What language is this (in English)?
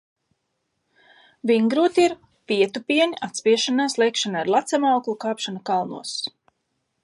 Latvian